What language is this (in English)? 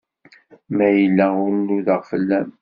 Kabyle